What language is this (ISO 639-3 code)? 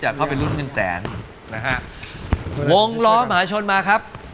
tha